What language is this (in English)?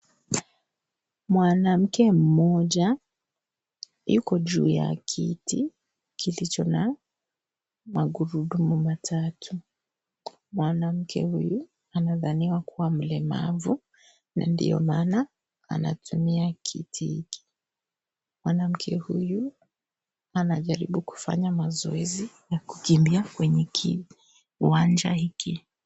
Swahili